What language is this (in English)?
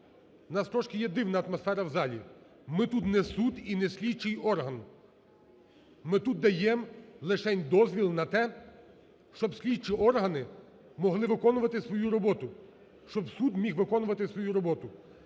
Ukrainian